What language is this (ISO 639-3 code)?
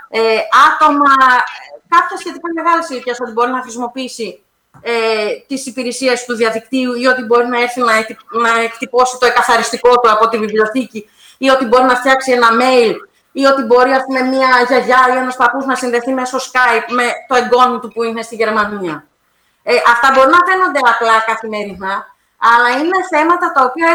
ell